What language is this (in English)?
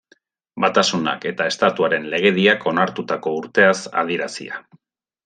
Basque